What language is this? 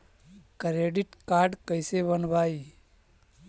Magahi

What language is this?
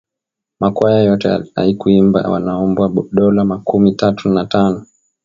Swahili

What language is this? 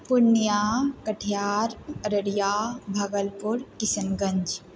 Maithili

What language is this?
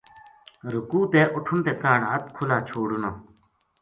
Gujari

